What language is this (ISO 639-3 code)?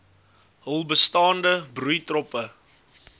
afr